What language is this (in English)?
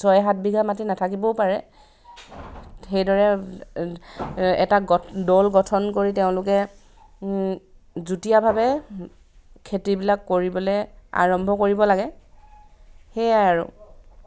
Assamese